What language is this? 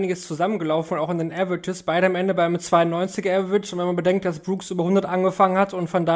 German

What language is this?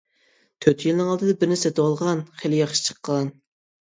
Uyghur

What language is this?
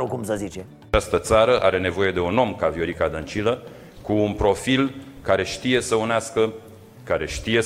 Romanian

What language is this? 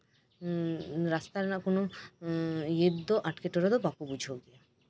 Santali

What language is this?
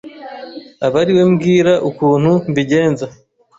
Kinyarwanda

